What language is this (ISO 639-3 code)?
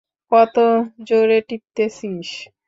ben